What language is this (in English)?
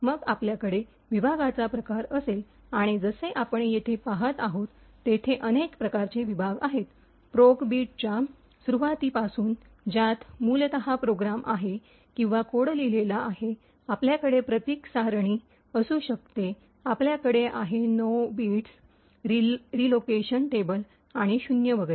Marathi